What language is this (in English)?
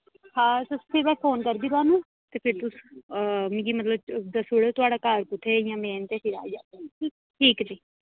Dogri